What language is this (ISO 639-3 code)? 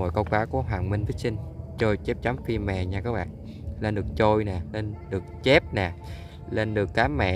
vie